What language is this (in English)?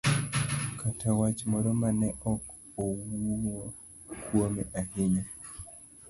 Luo (Kenya and Tanzania)